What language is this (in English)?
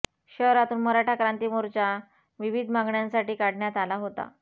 Marathi